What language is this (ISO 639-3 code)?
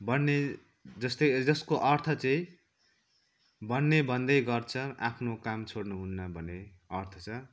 nep